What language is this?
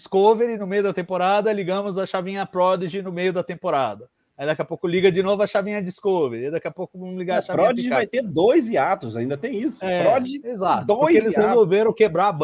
Portuguese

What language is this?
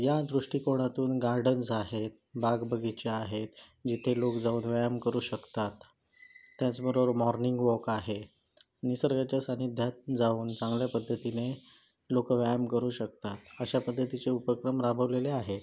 Marathi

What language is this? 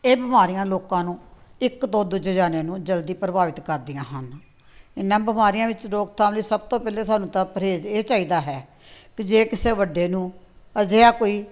Punjabi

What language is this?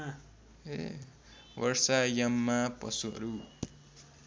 Nepali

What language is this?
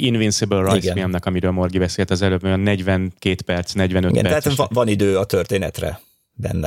Hungarian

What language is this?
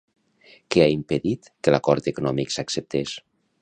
Catalan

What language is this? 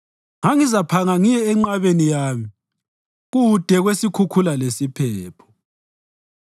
North Ndebele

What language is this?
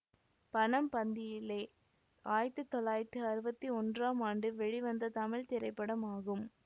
Tamil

